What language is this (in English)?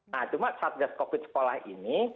Indonesian